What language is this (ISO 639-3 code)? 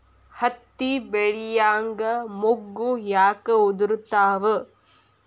kan